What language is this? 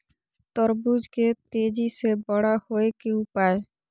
Maithili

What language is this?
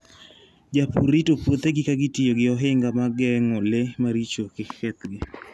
Luo (Kenya and Tanzania)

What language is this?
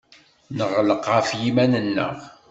Kabyle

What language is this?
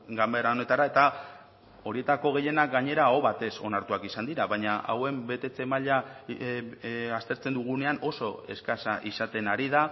Basque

